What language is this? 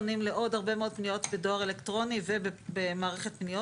Hebrew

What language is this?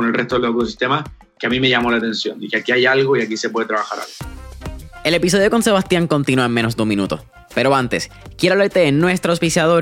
Spanish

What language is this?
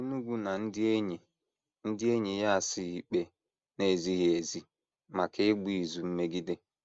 Igbo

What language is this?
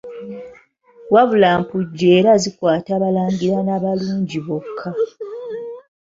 Ganda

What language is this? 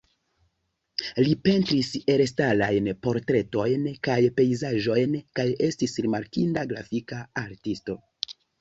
Esperanto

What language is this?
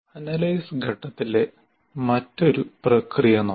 Malayalam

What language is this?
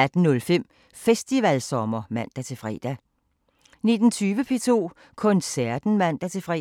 Danish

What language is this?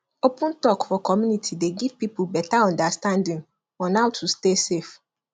Nigerian Pidgin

